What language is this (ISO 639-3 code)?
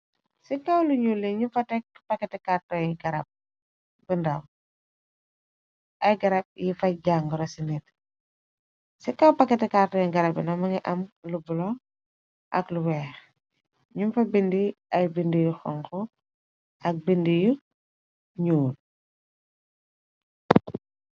wol